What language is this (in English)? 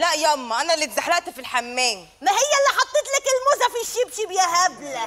Arabic